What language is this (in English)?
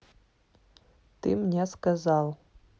Russian